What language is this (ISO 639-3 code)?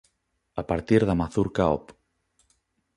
glg